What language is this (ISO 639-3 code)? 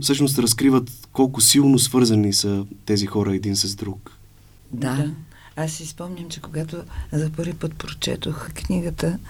bul